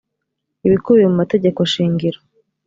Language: Kinyarwanda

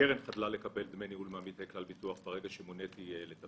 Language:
Hebrew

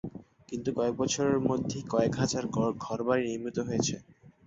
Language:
Bangla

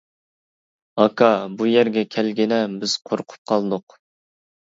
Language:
Uyghur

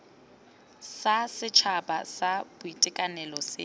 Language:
Tswana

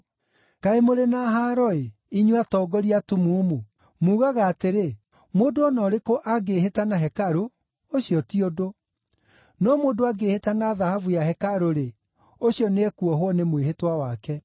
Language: Kikuyu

